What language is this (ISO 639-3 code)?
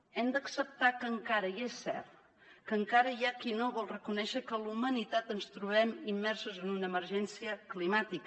cat